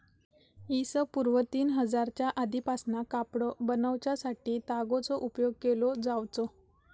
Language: Marathi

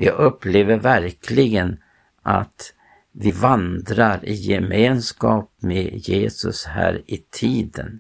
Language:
Swedish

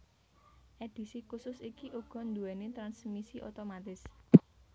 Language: Javanese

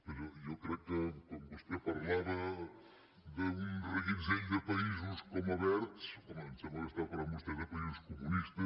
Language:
Catalan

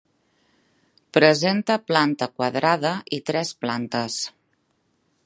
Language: Catalan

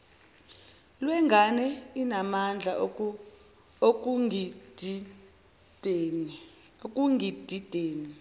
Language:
Zulu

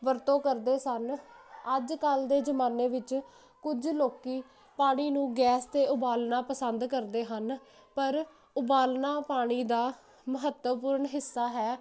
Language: Punjabi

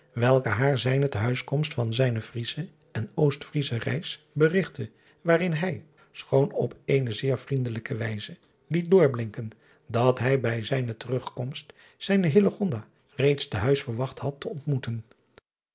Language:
Dutch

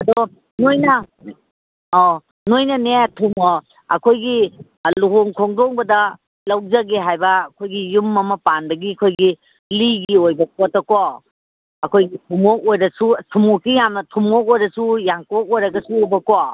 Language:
Manipuri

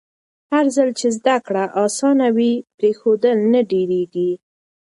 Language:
Pashto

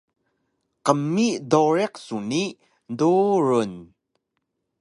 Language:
Taroko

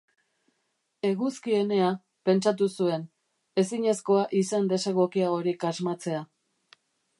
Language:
Basque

